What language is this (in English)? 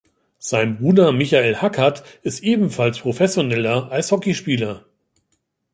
German